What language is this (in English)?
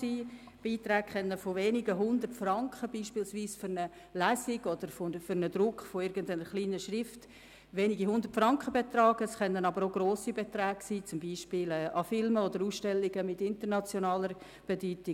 Swiss German